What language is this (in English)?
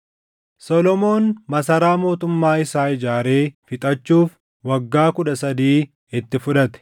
Oromo